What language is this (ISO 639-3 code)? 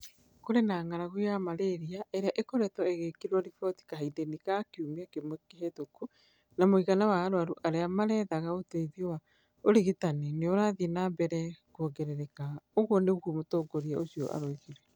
kik